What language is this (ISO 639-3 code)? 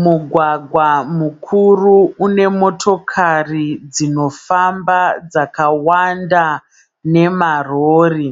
sna